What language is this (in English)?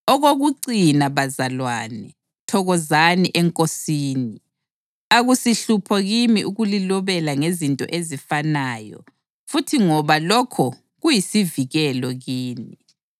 North Ndebele